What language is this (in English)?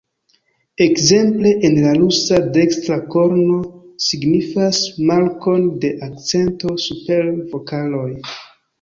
Esperanto